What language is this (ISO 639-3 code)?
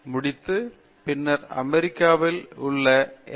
tam